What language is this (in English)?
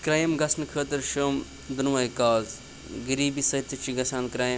Kashmiri